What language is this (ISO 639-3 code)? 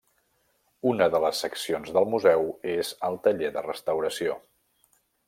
cat